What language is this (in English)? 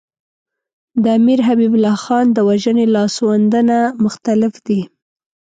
Pashto